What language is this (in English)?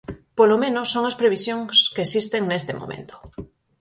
Galician